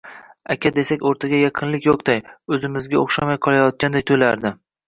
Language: Uzbek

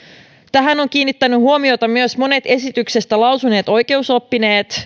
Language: Finnish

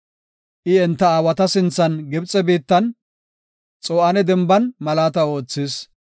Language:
Gofa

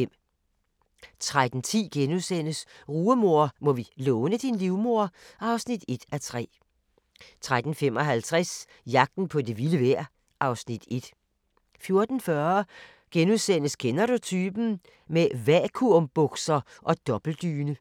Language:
Danish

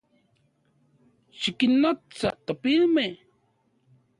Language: Central Puebla Nahuatl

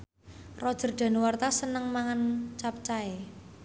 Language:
Javanese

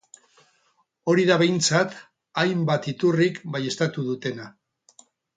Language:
Basque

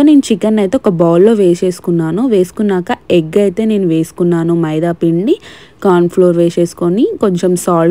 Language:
Telugu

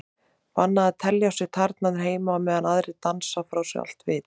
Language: Icelandic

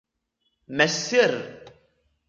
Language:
Arabic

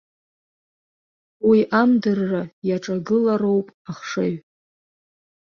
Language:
Abkhazian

